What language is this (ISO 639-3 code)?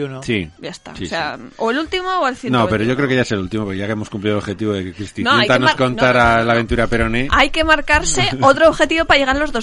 spa